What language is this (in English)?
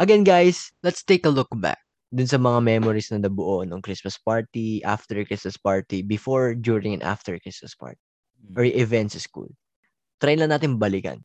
Filipino